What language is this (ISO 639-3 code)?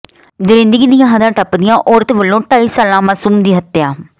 pan